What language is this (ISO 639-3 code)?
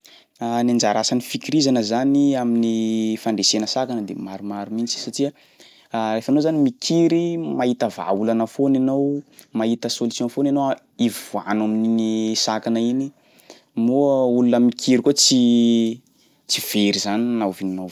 skg